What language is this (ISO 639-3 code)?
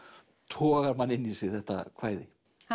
isl